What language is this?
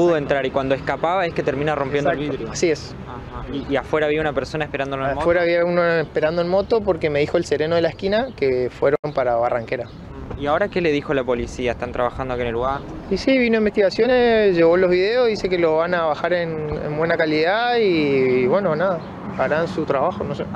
Spanish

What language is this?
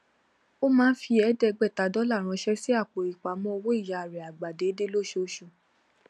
Yoruba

